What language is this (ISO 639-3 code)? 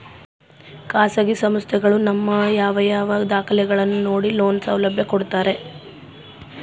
kan